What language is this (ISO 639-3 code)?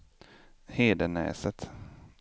swe